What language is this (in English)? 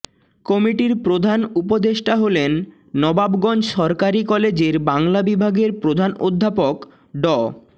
Bangla